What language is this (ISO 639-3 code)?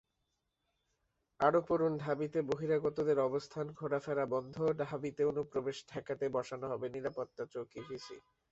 ben